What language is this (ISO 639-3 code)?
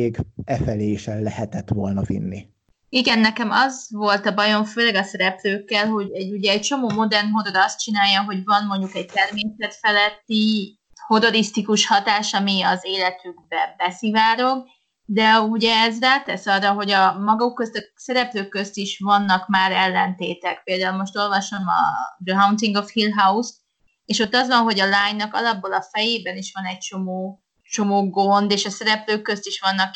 hun